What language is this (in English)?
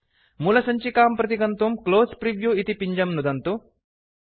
Sanskrit